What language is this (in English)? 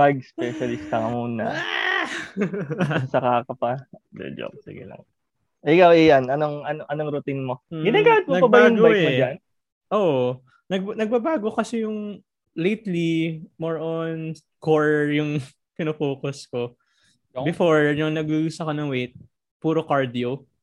Filipino